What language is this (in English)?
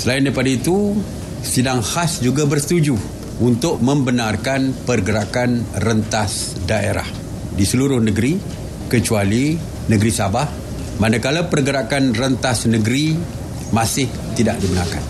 Malay